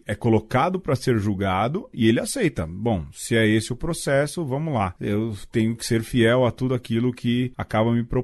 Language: Portuguese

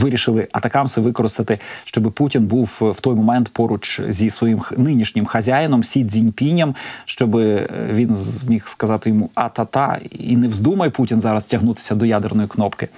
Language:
Ukrainian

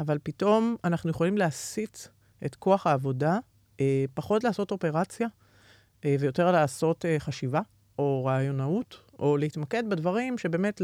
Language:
Hebrew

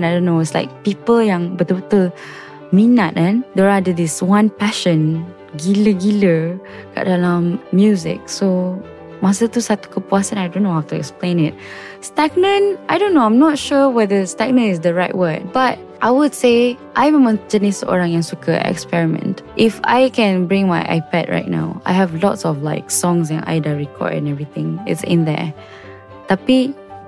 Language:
Malay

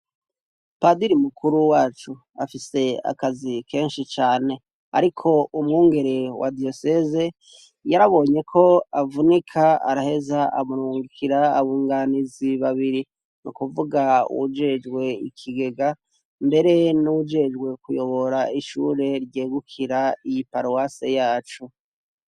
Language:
Rundi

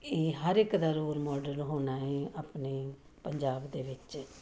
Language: Punjabi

